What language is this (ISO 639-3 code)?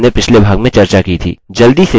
hin